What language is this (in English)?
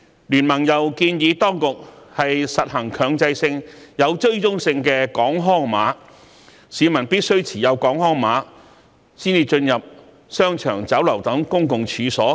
Cantonese